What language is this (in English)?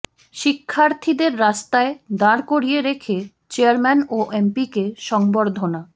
Bangla